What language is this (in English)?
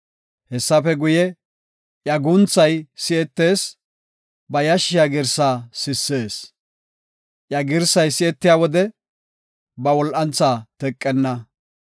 Gofa